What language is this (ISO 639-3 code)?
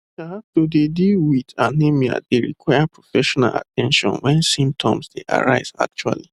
pcm